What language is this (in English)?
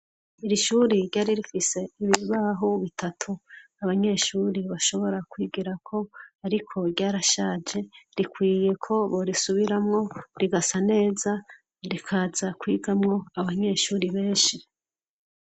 Rundi